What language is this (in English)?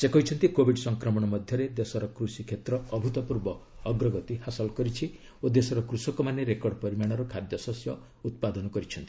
Odia